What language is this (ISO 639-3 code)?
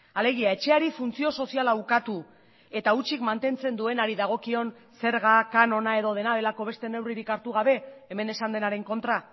eus